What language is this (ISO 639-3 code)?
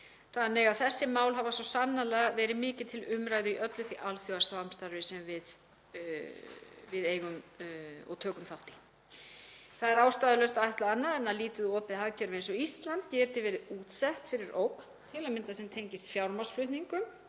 isl